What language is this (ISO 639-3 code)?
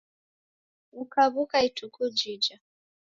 dav